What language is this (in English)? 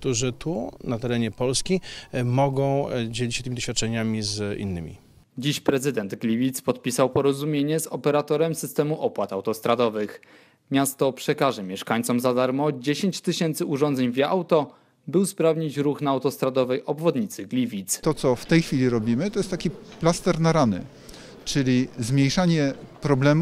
Polish